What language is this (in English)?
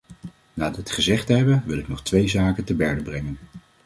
Dutch